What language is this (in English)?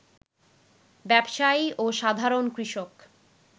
Bangla